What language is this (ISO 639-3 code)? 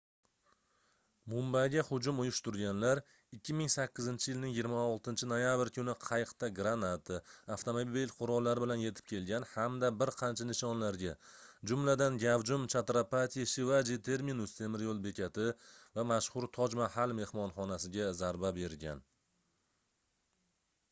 uzb